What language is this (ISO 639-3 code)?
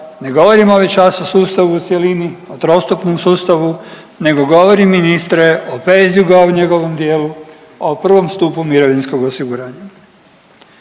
hrv